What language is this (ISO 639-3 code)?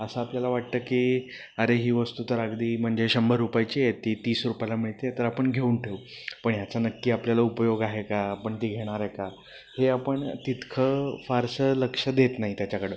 mar